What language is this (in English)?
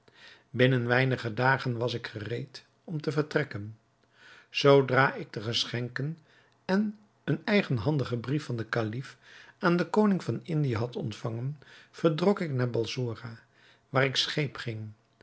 Dutch